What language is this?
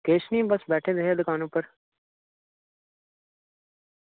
Dogri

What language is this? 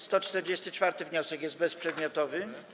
Polish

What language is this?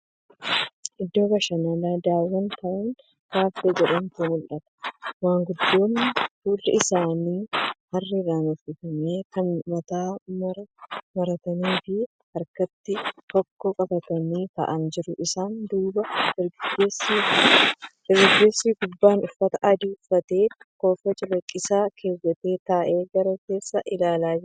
Oromo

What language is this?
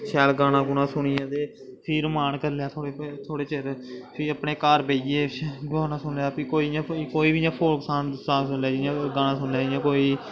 Dogri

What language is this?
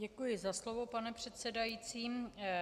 Czech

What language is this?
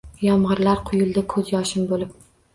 Uzbek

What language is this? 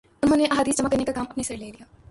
Urdu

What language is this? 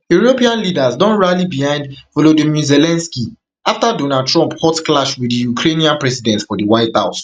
Nigerian Pidgin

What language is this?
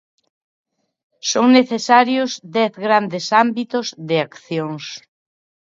Galician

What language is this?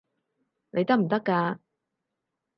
Cantonese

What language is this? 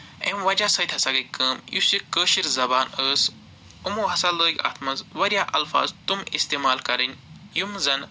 Kashmiri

